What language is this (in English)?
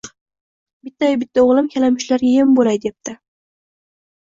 Uzbek